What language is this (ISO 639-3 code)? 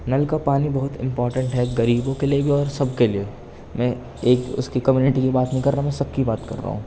urd